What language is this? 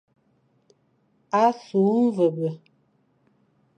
Fang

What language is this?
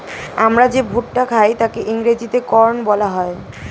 Bangla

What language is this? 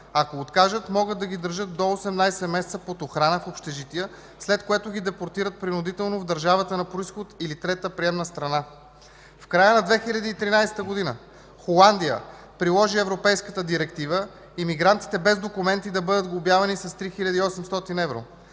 Bulgarian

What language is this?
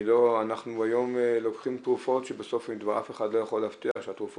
Hebrew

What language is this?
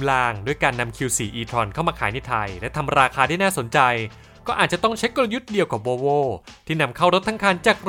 Thai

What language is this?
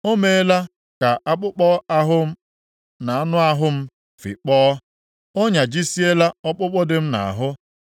Igbo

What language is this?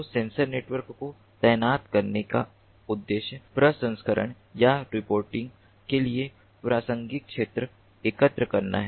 Hindi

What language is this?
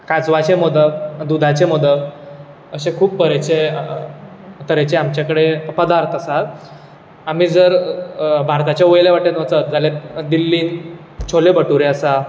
Konkani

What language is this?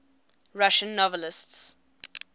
English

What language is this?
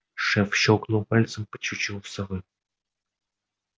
Russian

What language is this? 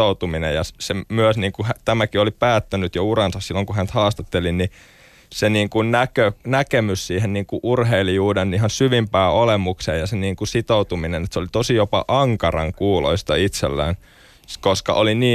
Finnish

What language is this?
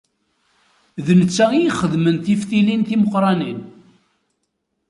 Kabyle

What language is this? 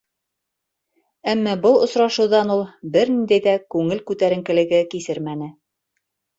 Bashkir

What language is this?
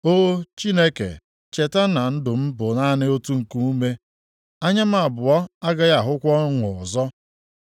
Igbo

